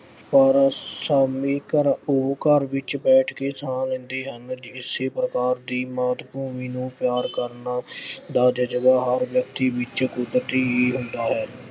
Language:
Punjabi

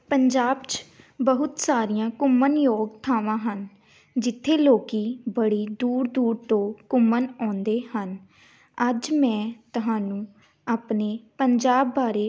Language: Punjabi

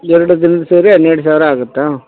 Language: Kannada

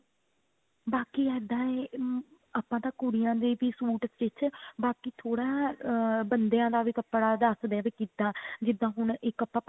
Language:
Punjabi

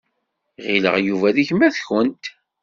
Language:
Kabyle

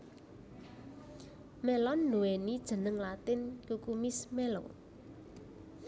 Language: Javanese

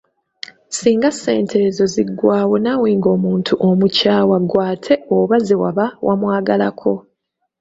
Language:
Ganda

